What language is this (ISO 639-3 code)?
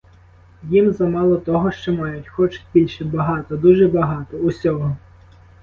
ukr